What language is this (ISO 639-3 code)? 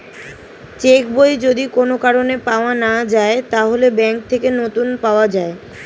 ben